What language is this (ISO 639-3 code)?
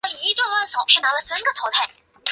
zho